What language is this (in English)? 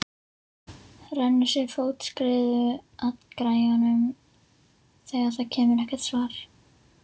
Icelandic